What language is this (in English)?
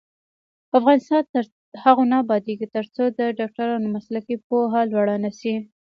Pashto